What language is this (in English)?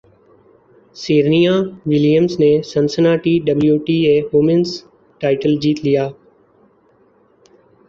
Urdu